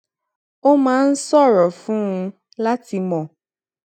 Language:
Yoruba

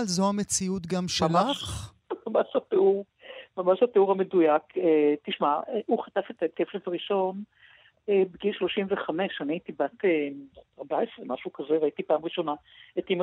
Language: Hebrew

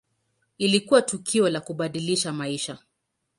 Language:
Swahili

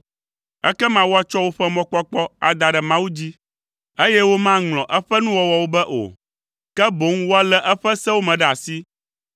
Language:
Ewe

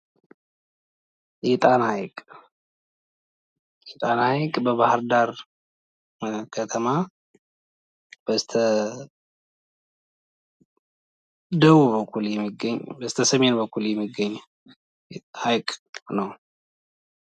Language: Amharic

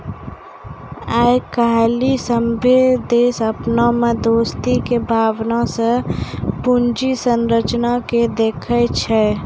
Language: Maithili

